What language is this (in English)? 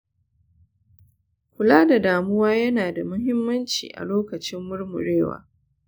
Hausa